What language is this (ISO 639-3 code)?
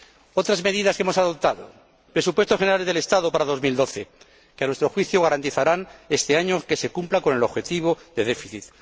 spa